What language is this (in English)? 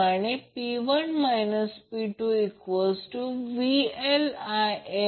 Marathi